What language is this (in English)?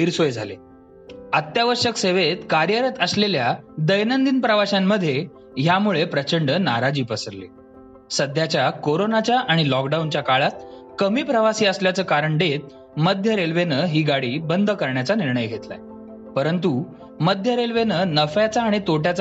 Marathi